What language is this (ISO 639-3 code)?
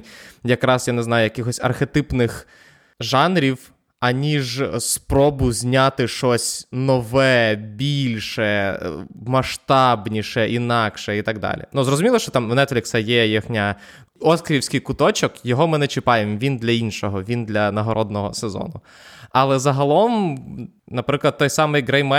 ukr